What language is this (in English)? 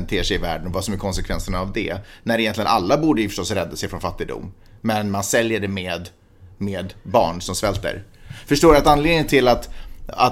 Swedish